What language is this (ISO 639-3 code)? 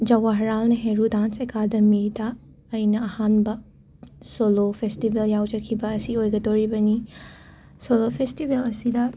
mni